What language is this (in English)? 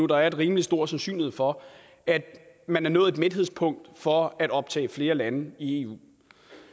Danish